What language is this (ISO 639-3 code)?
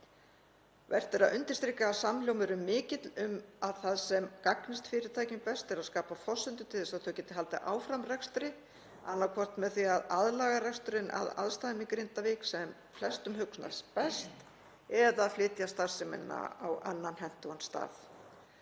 isl